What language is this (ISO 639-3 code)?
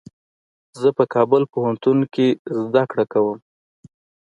pus